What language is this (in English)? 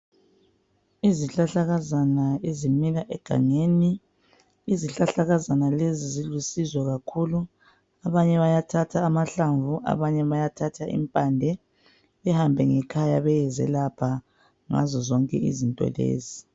North Ndebele